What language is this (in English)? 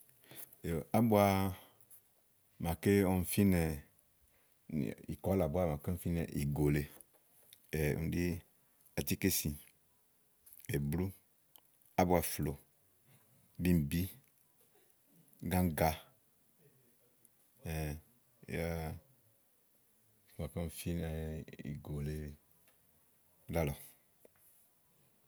Igo